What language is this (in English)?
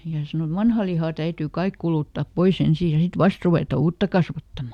Finnish